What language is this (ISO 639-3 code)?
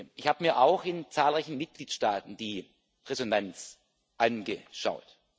deu